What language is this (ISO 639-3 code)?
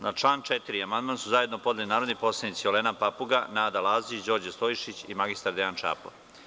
srp